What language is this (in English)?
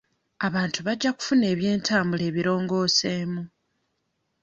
Ganda